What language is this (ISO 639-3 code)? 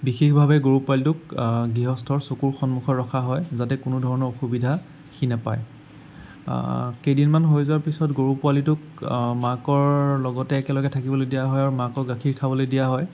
asm